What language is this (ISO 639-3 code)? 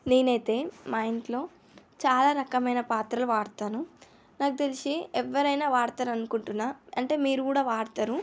tel